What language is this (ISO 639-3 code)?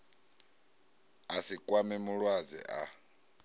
ven